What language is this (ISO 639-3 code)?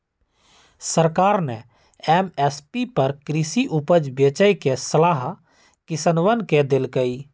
mag